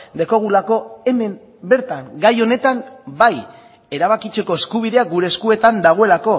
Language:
Basque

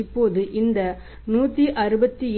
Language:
Tamil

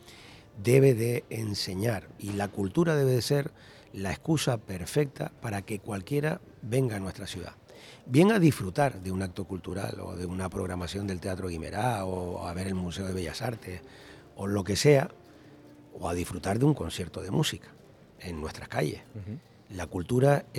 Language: Spanish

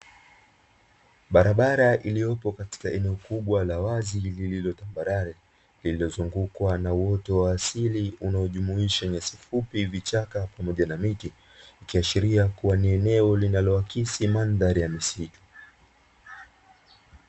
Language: Swahili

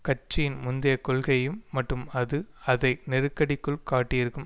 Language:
Tamil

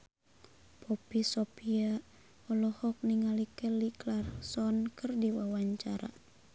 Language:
Sundanese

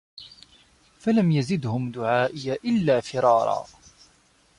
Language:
Arabic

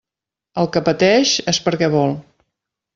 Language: Catalan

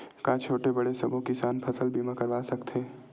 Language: Chhattisgarhi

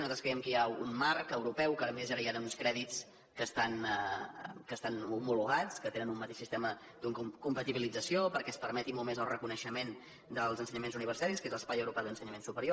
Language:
Catalan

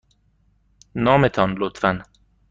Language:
Persian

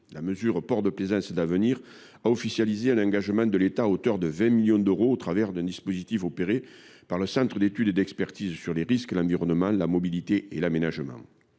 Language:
French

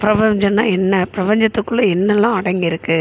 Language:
Tamil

